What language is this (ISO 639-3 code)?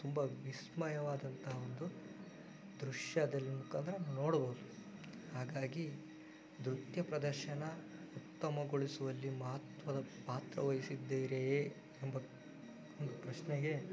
kan